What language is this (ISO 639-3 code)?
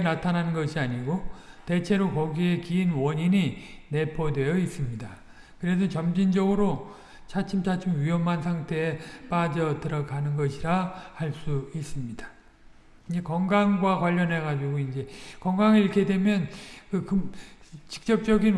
kor